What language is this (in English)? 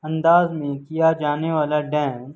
Urdu